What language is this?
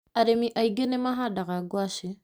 Kikuyu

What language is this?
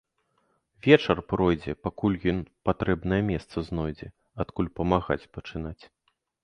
Belarusian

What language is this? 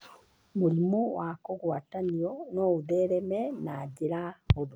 Kikuyu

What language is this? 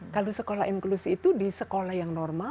Indonesian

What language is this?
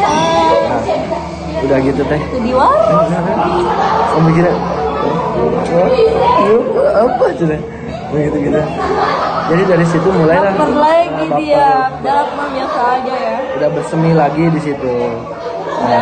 Indonesian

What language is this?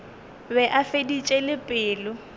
Northern Sotho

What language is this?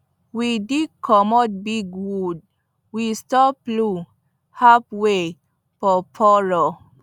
Nigerian Pidgin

